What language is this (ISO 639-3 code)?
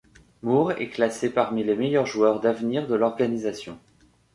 fra